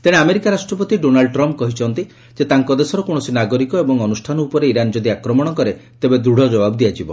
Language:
Odia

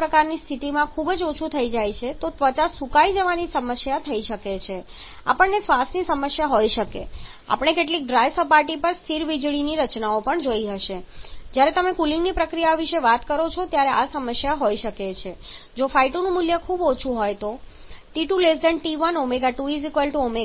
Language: Gujarati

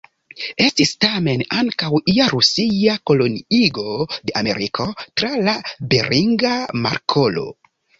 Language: Esperanto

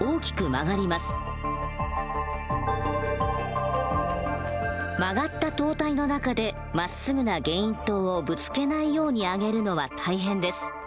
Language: Japanese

